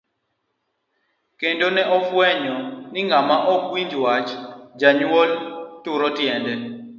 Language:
Luo (Kenya and Tanzania)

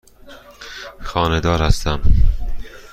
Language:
Persian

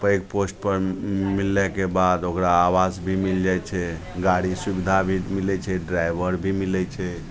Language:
Maithili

